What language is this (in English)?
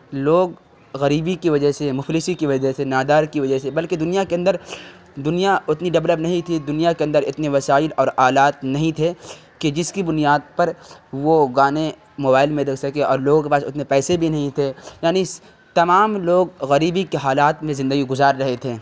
Urdu